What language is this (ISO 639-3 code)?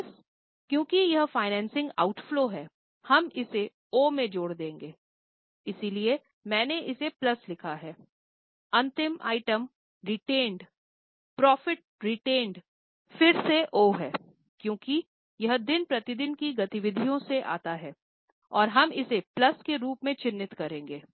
hin